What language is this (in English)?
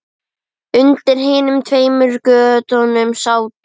Icelandic